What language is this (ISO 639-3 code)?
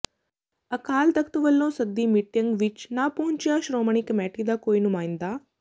pan